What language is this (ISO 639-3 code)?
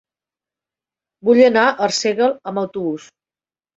cat